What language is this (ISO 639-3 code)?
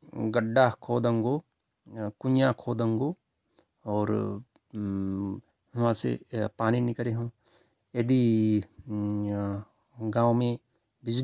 thr